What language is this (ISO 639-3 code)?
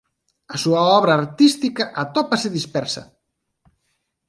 glg